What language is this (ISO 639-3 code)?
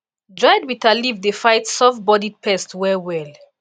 pcm